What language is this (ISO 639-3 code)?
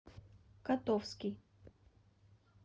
rus